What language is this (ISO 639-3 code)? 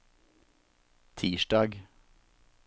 nor